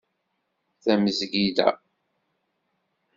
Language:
Kabyle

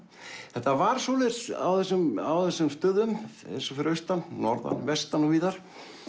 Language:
Icelandic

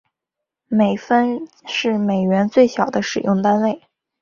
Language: Chinese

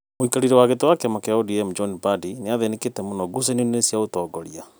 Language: Kikuyu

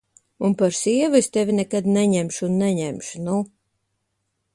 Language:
Latvian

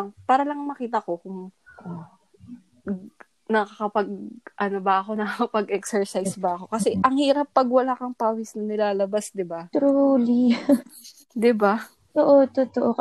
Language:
Filipino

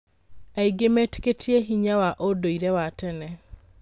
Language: Kikuyu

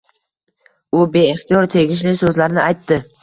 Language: Uzbek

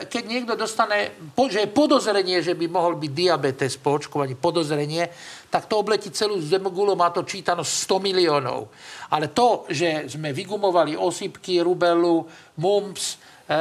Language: Slovak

